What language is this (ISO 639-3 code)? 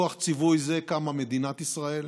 heb